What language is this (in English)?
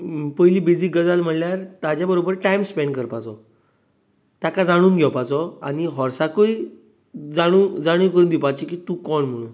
Konkani